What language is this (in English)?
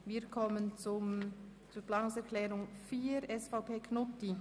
Swiss German